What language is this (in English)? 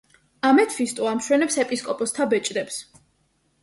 Georgian